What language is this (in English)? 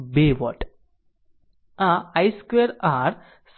Gujarati